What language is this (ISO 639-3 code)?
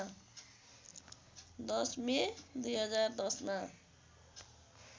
nep